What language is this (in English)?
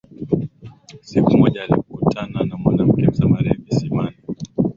Swahili